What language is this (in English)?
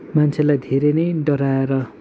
Nepali